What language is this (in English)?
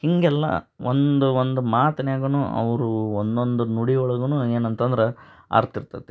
Kannada